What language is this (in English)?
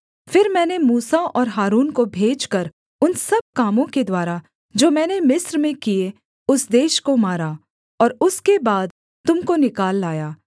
Hindi